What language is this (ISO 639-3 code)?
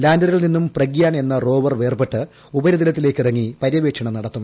mal